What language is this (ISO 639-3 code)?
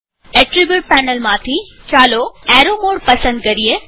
guj